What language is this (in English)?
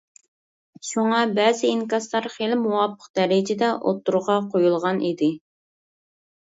Uyghur